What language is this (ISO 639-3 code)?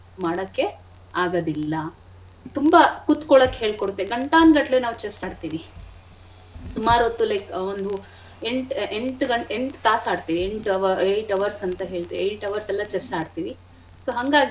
kan